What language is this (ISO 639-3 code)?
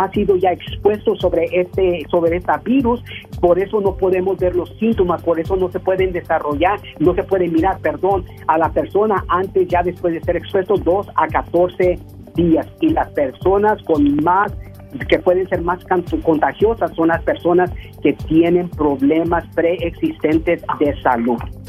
spa